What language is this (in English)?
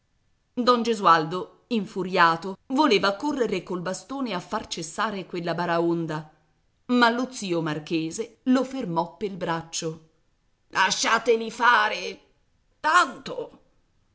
Italian